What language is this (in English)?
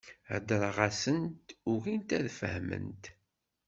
Kabyle